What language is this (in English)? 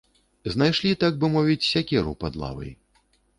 Belarusian